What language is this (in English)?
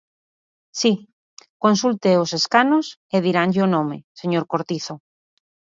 Galician